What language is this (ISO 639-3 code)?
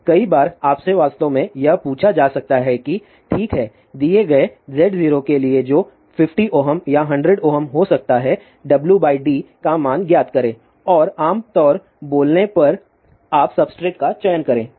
hin